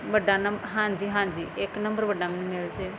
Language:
Punjabi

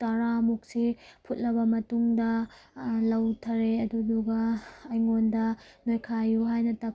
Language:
Manipuri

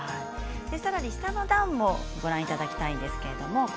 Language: Japanese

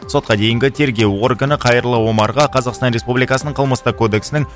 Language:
Kazakh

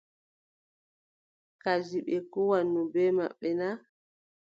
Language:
Adamawa Fulfulde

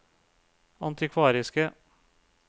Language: Norwegian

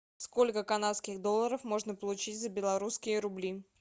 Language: Russian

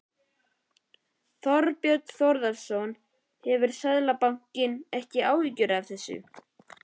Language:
Icelandic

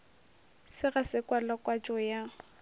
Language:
Northern Sotho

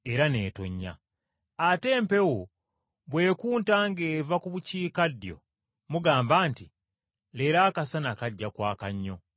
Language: Ganda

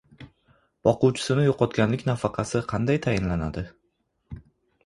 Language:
Uzbek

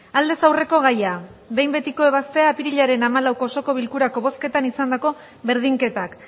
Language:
Basque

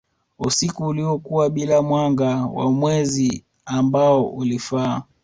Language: Swahili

